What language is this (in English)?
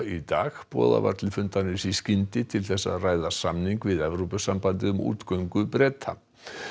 Icelandic